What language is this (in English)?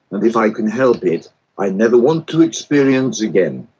English